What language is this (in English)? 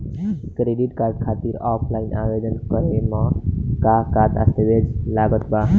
Bhojpuri